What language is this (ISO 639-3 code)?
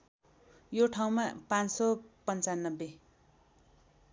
nep